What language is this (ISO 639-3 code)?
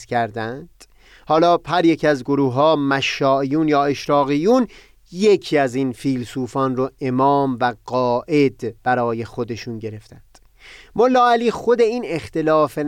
fas